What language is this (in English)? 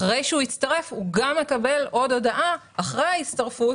Hebrew